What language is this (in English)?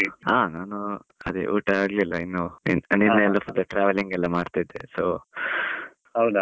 Kannada